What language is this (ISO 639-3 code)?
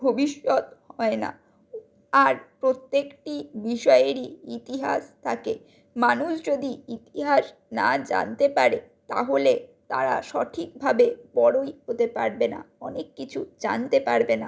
ben